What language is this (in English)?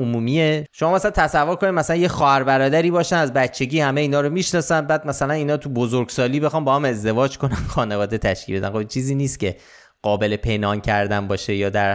Persian